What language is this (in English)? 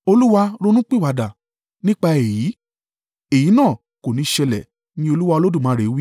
Yoruba